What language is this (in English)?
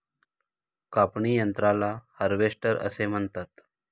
Marathi